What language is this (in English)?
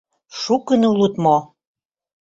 Mari